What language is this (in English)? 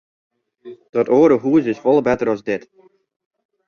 Western Frisian